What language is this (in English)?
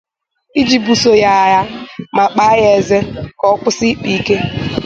Igbo